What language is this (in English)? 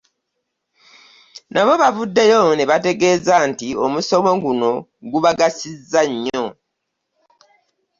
Ganda